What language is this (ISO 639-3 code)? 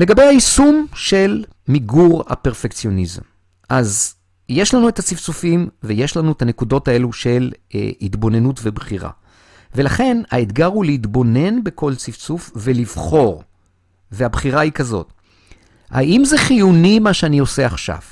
heb